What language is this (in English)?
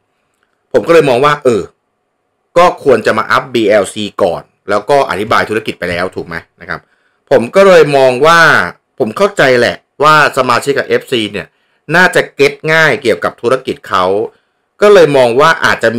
Thai